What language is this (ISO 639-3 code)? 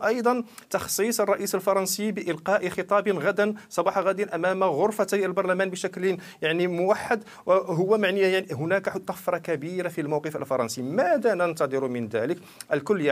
ara